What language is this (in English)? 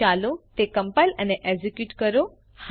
Gujarati